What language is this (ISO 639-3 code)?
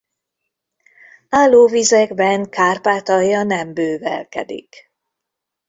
hun